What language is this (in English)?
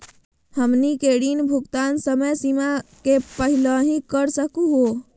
Magahi